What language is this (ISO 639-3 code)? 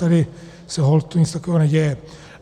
ces